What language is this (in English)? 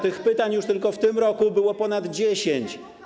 Polish